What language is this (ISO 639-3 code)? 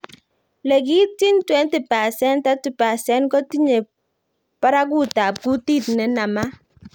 kln